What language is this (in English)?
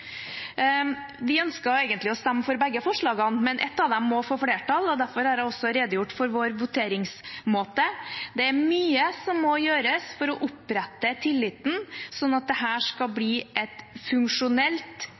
Norwegian Bokmål